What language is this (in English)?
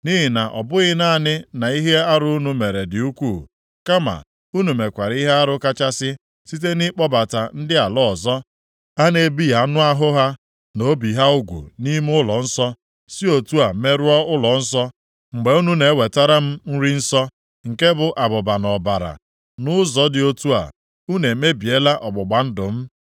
Igbo